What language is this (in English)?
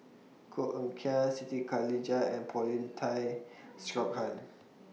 English